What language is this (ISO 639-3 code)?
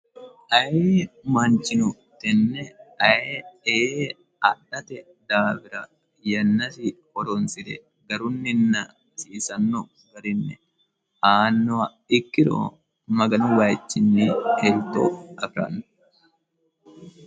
sid